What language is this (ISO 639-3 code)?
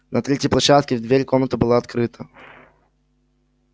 rus